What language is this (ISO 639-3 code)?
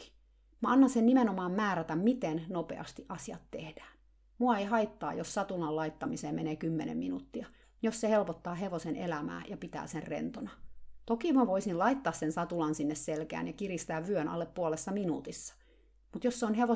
fin